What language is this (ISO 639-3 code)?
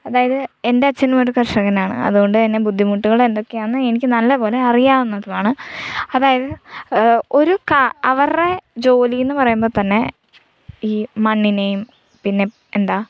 mal